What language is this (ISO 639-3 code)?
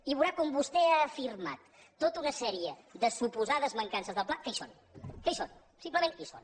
cat